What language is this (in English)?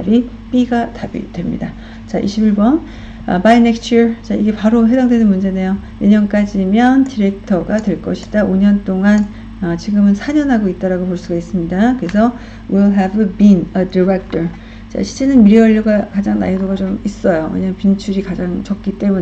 Korean